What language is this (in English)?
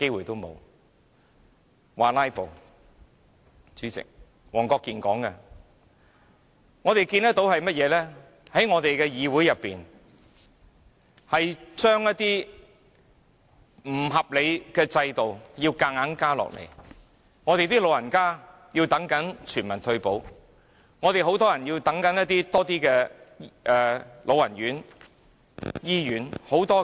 Cantonese